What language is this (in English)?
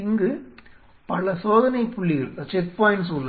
Tamil